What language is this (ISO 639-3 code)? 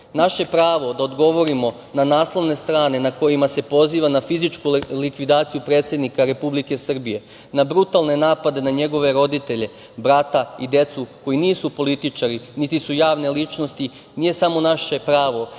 srp